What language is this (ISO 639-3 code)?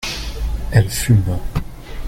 fra